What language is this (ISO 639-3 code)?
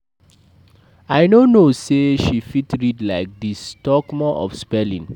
pcm